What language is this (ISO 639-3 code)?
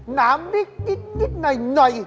tha